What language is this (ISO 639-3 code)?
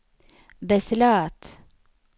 swe